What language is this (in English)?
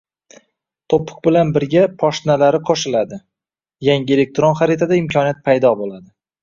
Uzbek